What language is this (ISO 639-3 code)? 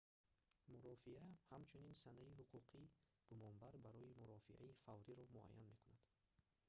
tgk